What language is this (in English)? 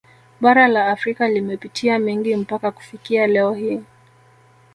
Swahili